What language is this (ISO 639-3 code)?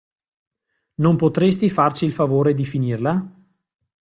ita